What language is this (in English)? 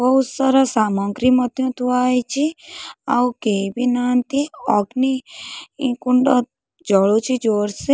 Odia